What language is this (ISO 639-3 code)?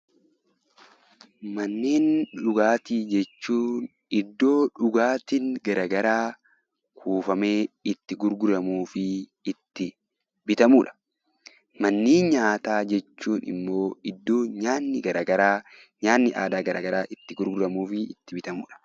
orm